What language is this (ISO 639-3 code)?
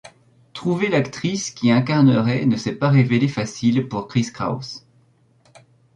fra